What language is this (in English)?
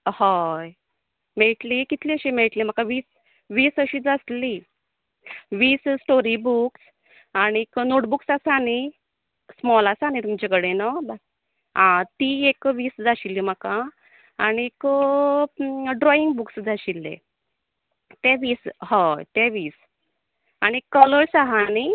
Konkani